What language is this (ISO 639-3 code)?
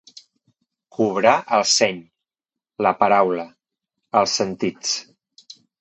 cat